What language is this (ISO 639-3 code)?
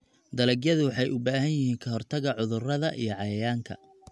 som